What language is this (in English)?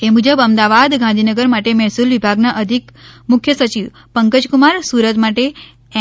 Gujarati